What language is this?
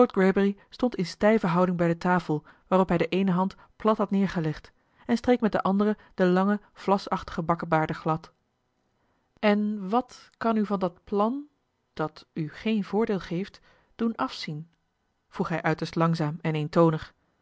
Dutch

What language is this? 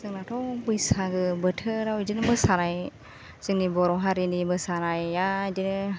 Bodo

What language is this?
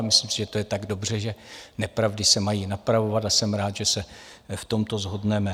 Czech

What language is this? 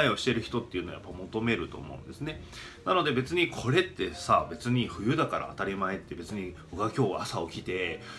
Japanese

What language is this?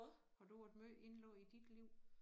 Danish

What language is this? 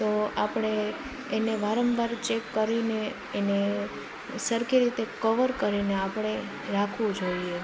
Gujarati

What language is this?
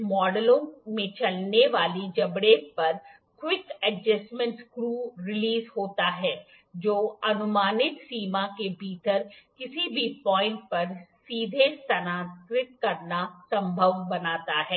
Hindi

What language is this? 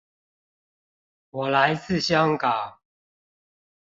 Chinese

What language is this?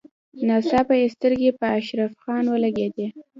Pashto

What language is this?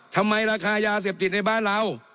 Thai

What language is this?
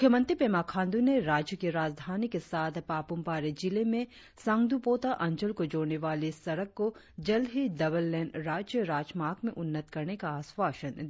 Hindi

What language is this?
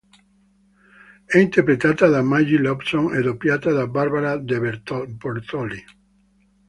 Italian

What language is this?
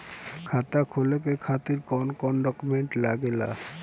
Bhojpuri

